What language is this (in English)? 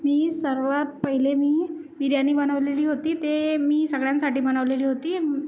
Marathi